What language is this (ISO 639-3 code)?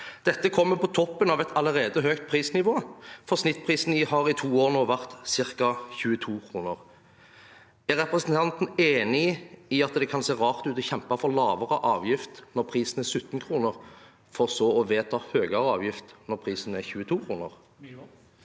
nor